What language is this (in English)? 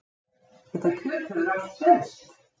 Icelandic